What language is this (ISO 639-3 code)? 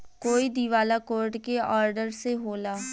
bho